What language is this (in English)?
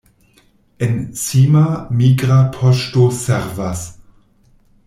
Esperanto